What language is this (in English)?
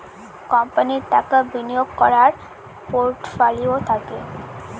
Bangla